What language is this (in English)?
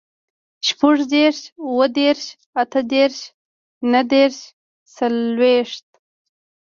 Pashto